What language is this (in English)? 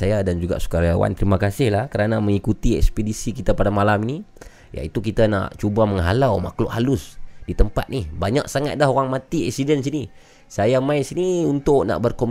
Malay